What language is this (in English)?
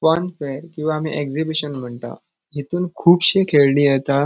Konkani